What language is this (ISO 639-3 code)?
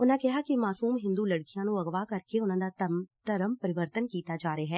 pan